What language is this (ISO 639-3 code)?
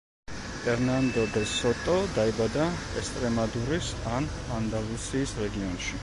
kat